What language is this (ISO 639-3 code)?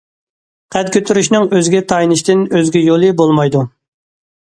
uig